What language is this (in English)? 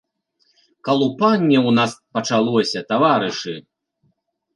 Belarusian